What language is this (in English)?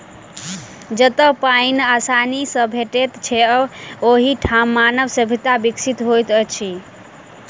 Maithili